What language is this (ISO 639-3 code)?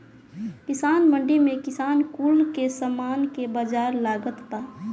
bho